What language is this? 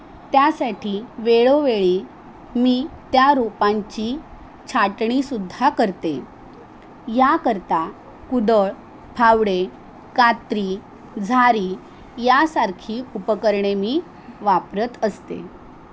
Marathi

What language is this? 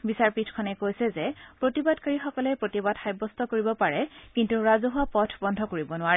Assamese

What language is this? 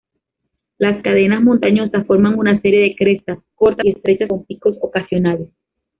Spanish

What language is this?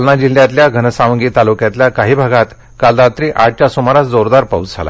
Marathi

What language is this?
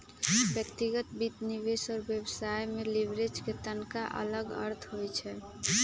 Magahi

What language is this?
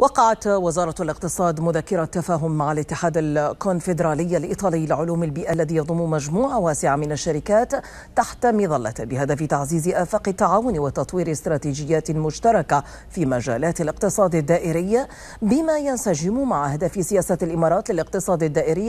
Arabic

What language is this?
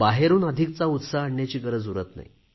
Marathi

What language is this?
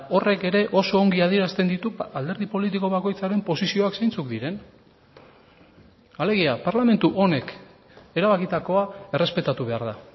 Basque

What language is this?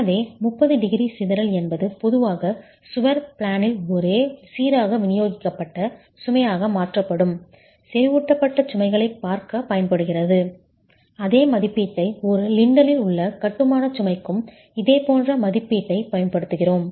Tamil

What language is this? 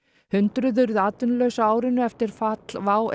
Icelandic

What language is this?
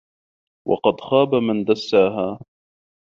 Arabic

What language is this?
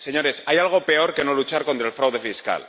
Spanish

